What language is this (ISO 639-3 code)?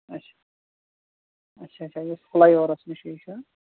kas